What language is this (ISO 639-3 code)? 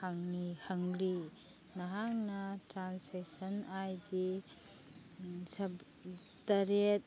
mni